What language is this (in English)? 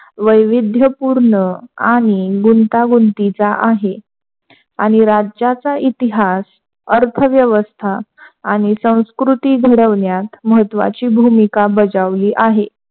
Marathi